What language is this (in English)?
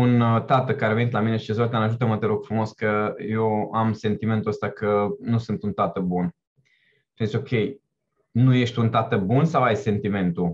Romanian